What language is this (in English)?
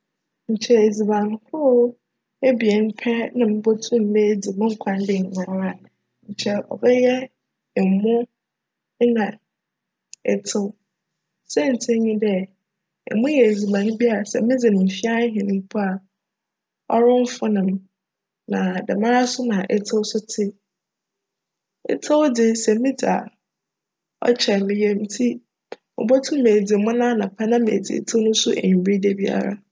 Akan